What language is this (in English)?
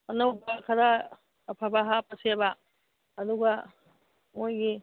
Manipuri